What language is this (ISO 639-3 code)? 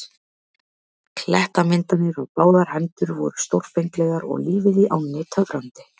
isl